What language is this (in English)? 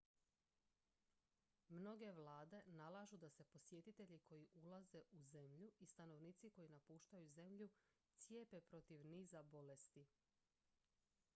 Croatian